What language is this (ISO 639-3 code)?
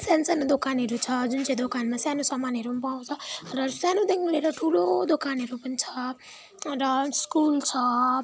nep